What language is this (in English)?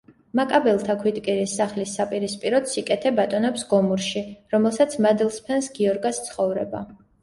Georgian